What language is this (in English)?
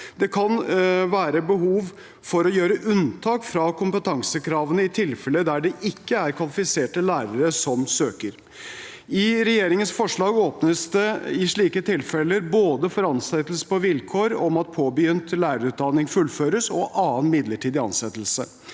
Norwegian